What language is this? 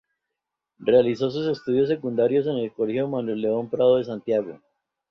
Spanish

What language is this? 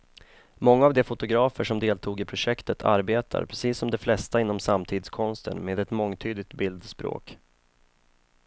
Swedish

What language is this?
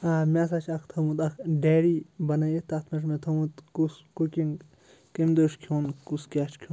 Kashmiri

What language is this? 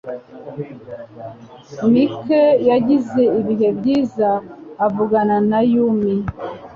Kinyarwanda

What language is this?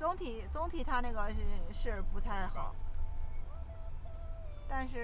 Chinese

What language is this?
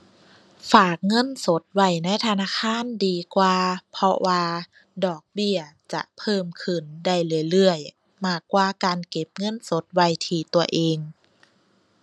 Thai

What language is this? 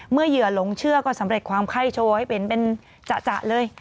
Thai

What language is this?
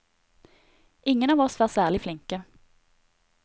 Norwegian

